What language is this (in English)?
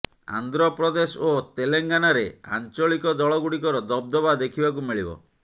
Odia